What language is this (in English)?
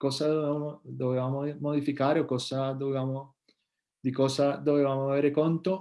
Italian